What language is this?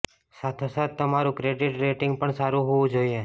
Gujarati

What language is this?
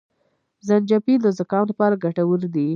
Pashto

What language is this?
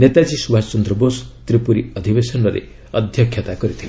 Odia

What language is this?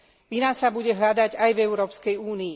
Slovak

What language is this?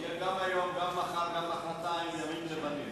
Hebrew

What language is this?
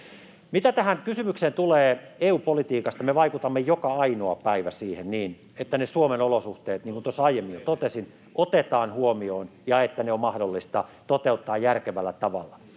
Finnish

